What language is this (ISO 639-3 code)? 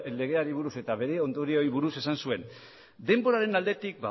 eus